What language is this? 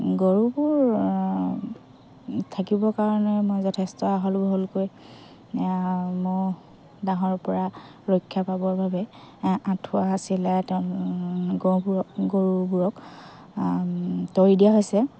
Assamese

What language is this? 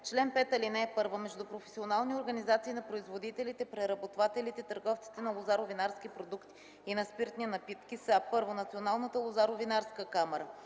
Bulgarian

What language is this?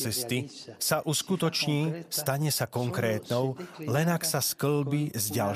Slovak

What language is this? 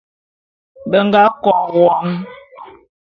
Bulu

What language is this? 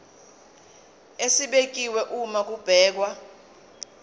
Zulu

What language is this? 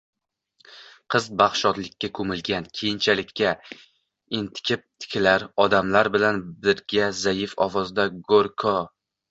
Uzbek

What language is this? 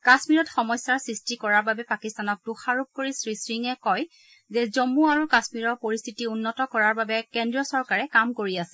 Assamese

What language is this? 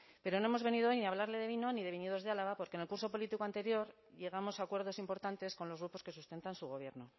Spanish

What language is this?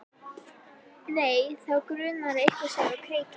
Icelandic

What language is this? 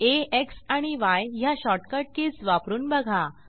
Marathi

